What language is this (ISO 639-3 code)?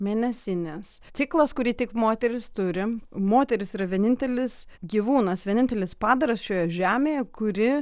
lit